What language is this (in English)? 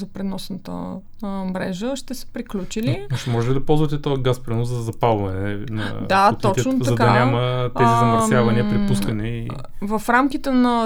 Bulgarian